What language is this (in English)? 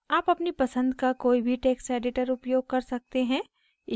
Hindi